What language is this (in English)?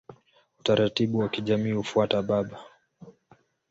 Swahili